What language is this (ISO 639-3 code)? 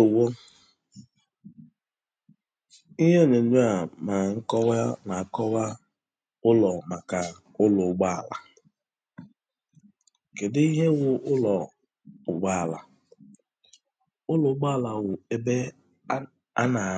ibo